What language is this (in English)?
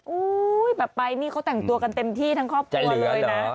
Thai